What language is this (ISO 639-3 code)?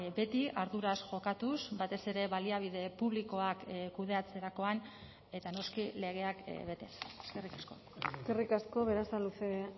eus